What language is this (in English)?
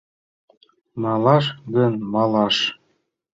Mari